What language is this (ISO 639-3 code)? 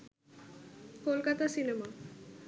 ben